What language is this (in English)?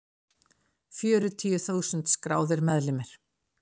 Icelandic